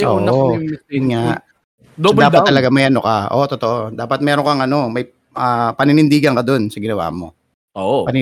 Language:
Filipino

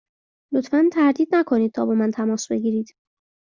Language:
Persian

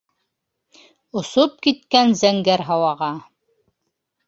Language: Bashkir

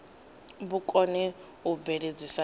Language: Venda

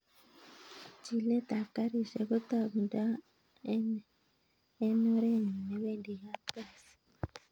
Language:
Kalenjin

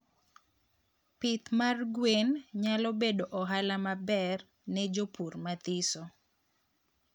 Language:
Luo (Kenya and Tanzania)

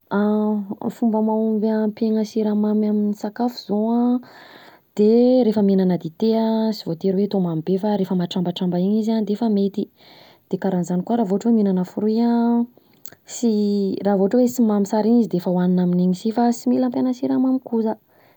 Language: Southern Betsimisaraka Malagasy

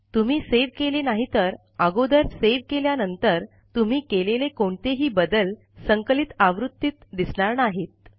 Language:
Marathi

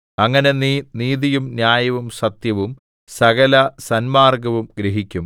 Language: Malayalam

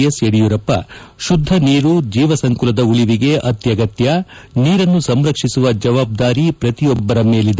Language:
Kannada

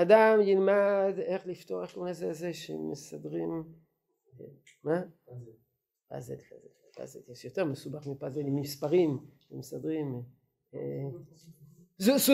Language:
Hebrew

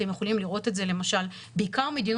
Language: Hebrew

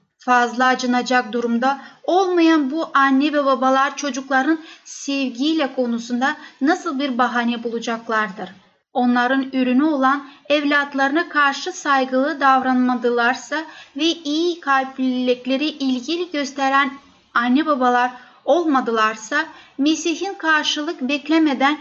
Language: Turkish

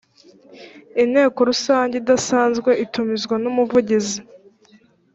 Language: Kinyarwanda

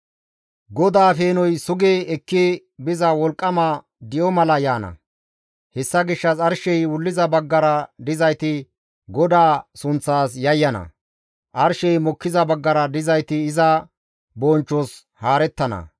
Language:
Gamo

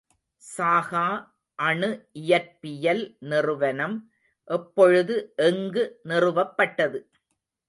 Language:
Tamil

